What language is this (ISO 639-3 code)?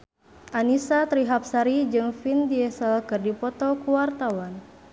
sun